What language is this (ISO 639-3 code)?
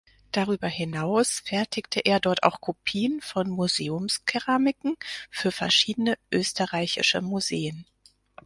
deu